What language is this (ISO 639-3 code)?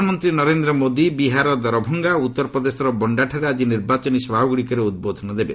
ori